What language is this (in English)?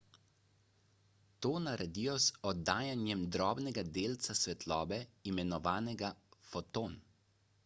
Slovenian